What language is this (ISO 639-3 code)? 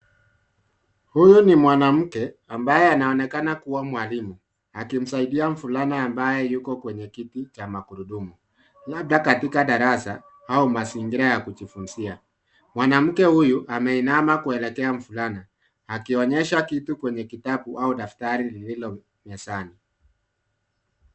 swa